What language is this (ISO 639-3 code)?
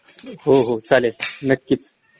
mar